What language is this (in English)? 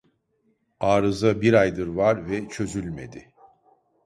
Turkish